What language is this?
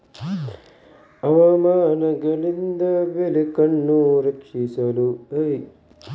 Kannada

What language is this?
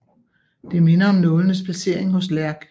Danish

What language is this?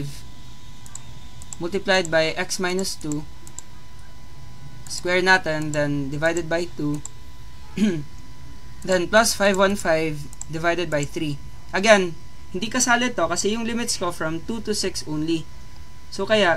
Filipino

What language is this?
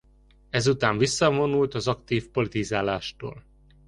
Hungarian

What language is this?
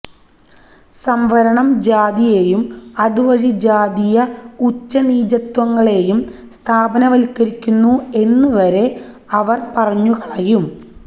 Malayalam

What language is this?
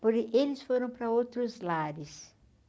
Portuguese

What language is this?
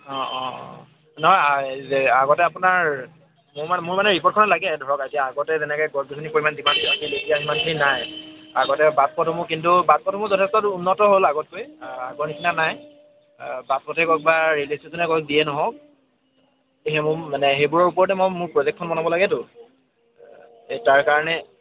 Assamese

